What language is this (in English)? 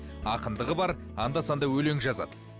Kazakh